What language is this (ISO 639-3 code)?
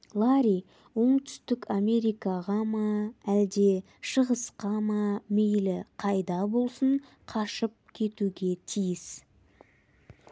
kaz